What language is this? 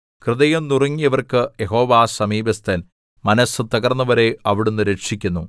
Malayalam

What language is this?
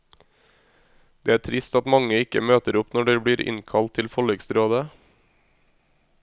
Norwegian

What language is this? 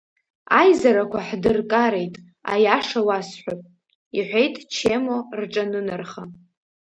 Abkhazian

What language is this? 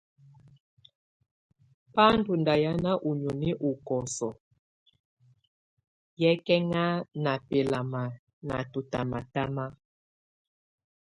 Tunen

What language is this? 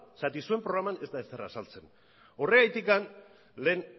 Basque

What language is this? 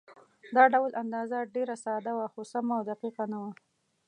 Pashto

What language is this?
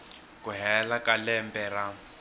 Tsonga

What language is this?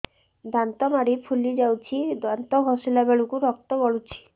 Odia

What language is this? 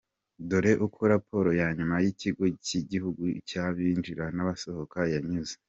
Kinyarwanda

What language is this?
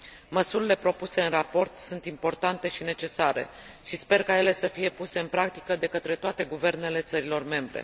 Romanian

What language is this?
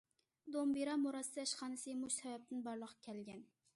Uyghur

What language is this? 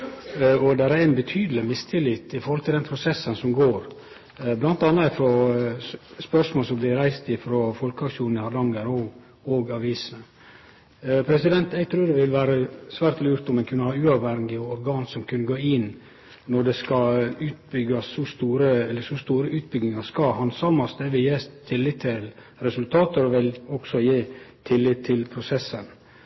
Norwegian Nynorsk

